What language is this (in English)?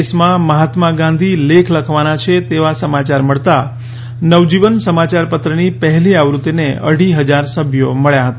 Gujarati